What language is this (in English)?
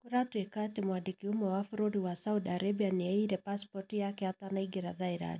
Kikuyu